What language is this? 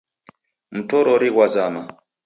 Taita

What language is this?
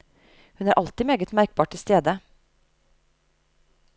Norwegian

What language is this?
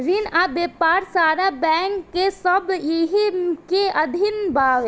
Bhojpuri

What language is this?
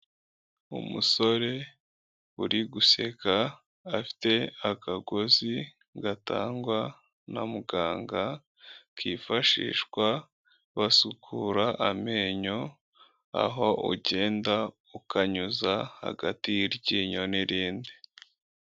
Kinyarwanda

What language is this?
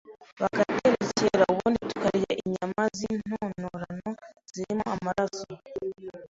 Kinyarwanda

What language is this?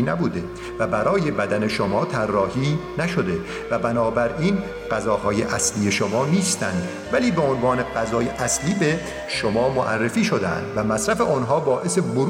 Persian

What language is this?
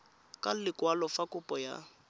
Tswana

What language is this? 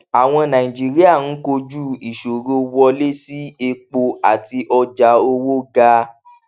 Yoruba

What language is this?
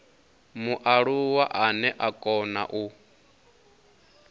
Venda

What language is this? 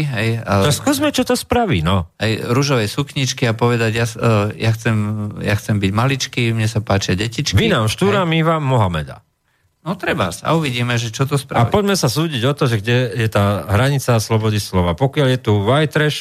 Slovak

